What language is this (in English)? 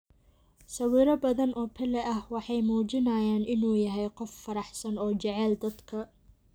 Somali